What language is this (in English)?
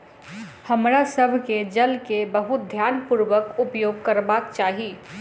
Maithili